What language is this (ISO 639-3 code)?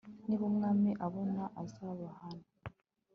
kin